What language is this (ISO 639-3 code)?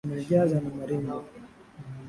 swa